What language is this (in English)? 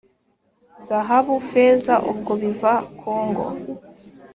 Kinyarwanda